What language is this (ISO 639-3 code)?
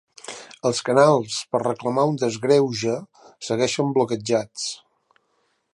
cat